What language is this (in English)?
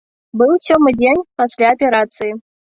Belarusian